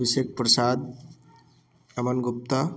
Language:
Maithili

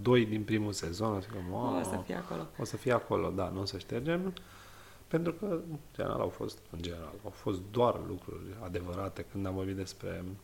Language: Romanian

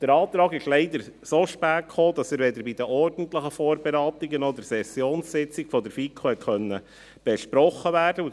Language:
Swiss German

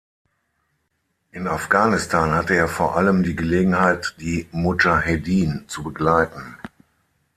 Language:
German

